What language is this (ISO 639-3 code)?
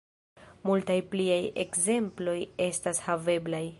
epo